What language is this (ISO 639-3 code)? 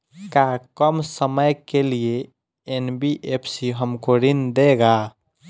bho